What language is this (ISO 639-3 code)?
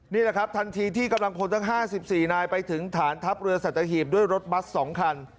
tha